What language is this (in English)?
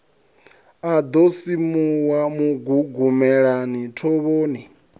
Venda